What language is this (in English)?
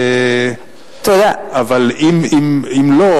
Hebrew